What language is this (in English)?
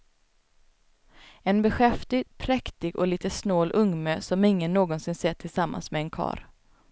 Swedish